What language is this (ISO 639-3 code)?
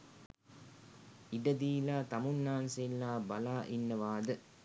sin